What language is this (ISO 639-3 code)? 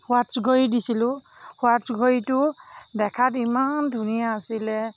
asm